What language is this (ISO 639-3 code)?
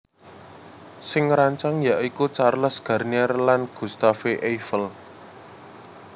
jav